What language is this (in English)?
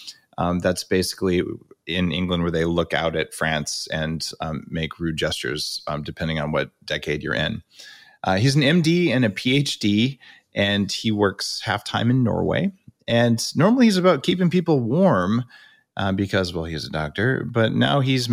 English